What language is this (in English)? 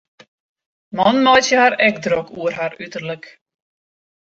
Western Frisian